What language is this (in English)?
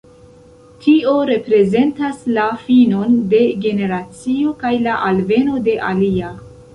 Esperanto